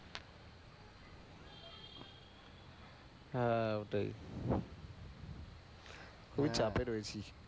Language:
Bangla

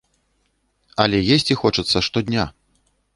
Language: Belarusian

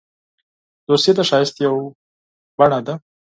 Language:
Pashto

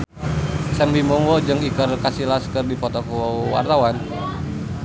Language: Sundanese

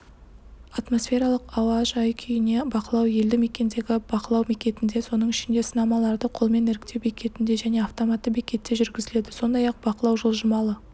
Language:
Kazakh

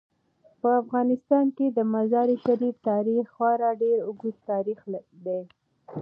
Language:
Pashto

